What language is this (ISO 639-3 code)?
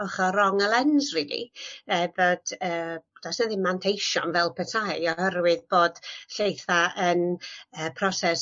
cym